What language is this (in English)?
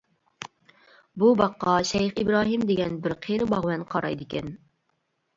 Uyghur